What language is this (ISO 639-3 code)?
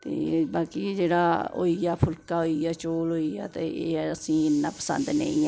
doi